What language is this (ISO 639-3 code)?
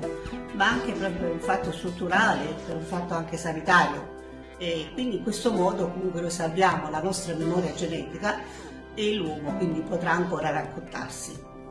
ita